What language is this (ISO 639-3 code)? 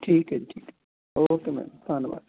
pan